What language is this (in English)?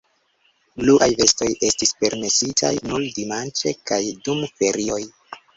Esperanto